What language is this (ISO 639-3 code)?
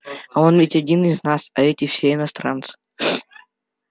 rus